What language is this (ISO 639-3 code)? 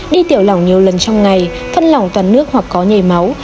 vie